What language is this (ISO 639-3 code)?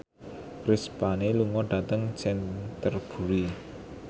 jav